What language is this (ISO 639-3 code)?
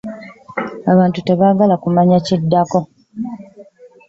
lug